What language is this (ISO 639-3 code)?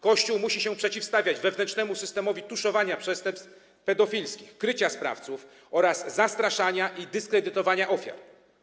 pol